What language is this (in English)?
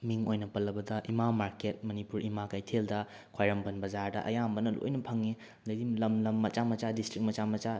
Manipuri